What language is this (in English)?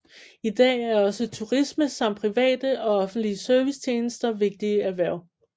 Danish